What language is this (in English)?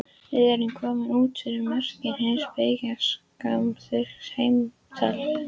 Icelandic